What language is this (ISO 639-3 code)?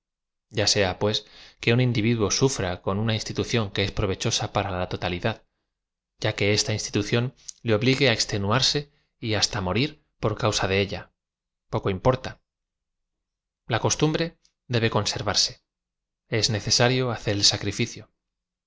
spa